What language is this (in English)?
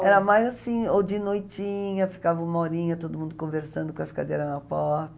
Portuguese